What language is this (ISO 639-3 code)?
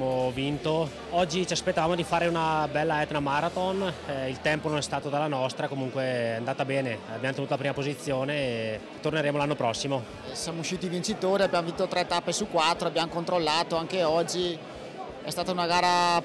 ita